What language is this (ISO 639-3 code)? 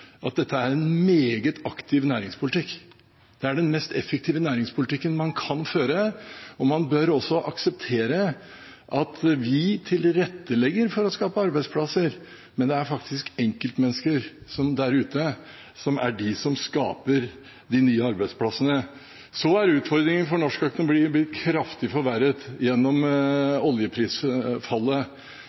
nob